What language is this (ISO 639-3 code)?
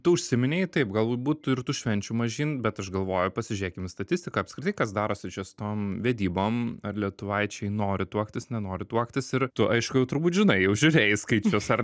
lit